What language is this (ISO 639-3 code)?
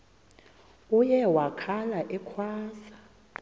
xho